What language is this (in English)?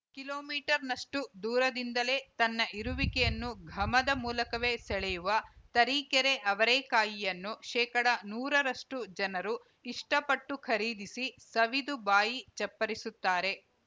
Kannada